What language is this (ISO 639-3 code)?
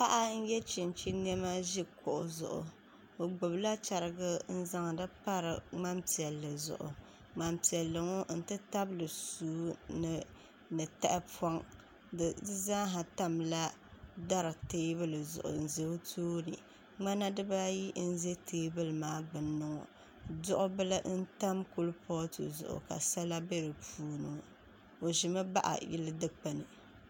dag